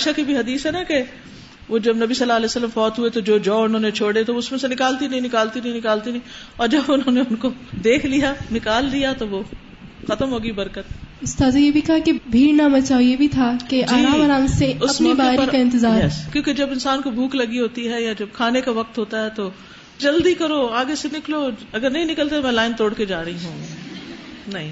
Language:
Urdu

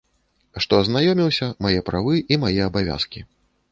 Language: Belarusian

